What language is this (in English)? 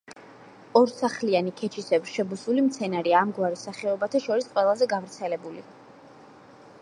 Georgian